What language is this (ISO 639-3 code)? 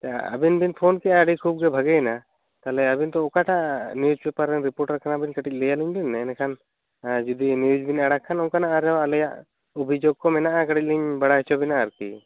sat